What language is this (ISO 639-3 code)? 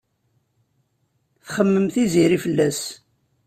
kab